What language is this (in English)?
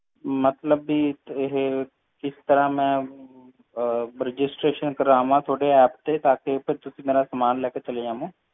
Punjabi